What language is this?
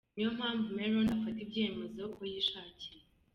Kinyarwanda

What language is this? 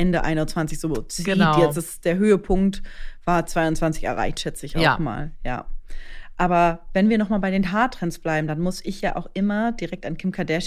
German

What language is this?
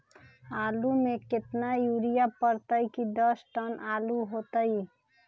Magahi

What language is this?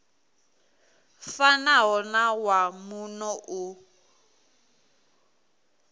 Venda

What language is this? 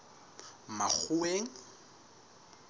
Southern Sotho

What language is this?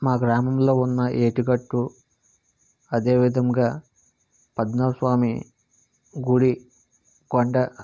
Telugu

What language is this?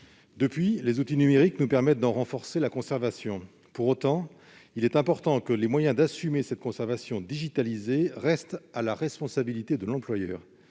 French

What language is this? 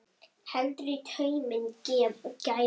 Icelandic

